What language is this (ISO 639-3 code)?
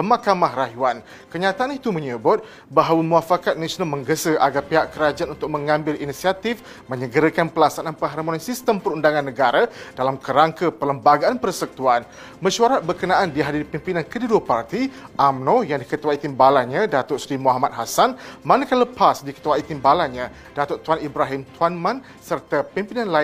msa